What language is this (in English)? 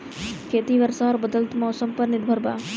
Bhojpuri